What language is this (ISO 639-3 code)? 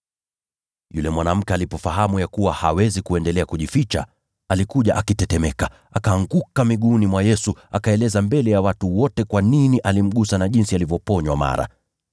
swa